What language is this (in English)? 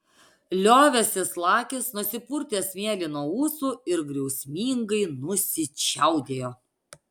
Lithuanian